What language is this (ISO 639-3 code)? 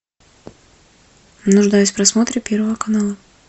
rus